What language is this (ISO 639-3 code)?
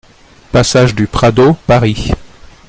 fra